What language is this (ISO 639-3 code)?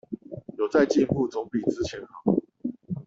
zho